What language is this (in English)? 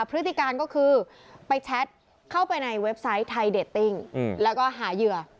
Thai